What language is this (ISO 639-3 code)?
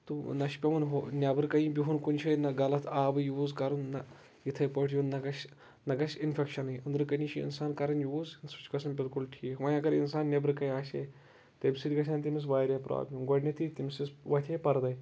kas